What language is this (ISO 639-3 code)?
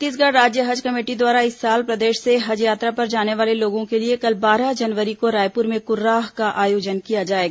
hin